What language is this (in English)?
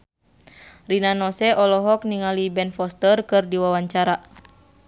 Sundanese